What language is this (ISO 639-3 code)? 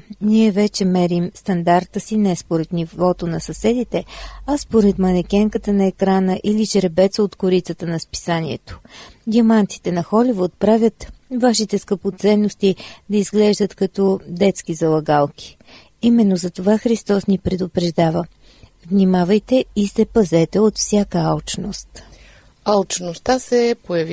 bul